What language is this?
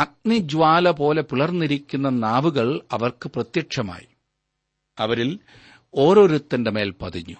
Malayalam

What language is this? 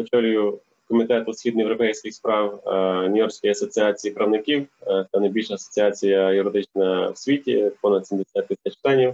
Ukrainian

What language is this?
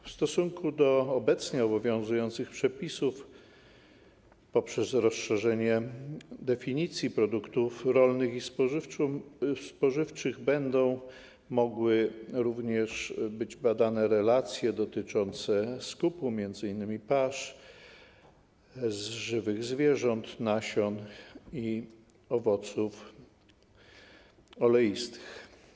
Polish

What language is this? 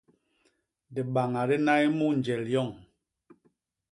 Basaa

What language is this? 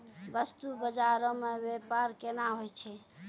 Maithili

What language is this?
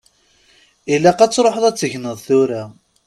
Kabyle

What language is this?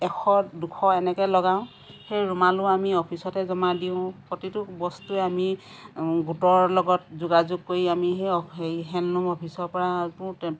Assamese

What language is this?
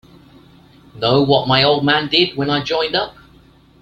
English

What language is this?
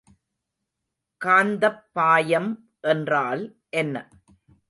Tamil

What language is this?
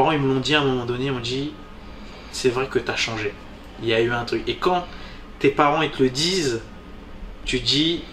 French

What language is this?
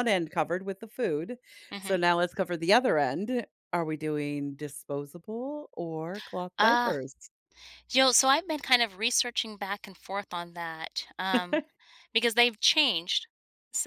English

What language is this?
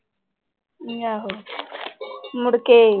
Punjabi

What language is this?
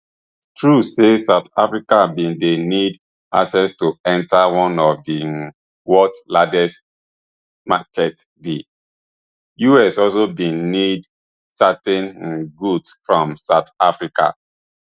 Nigerian Pidgin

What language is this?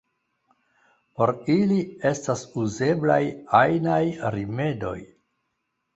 Esperanto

